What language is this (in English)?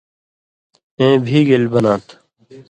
Indus Kohistani